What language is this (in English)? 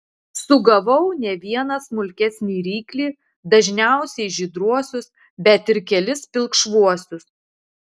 Lithuanian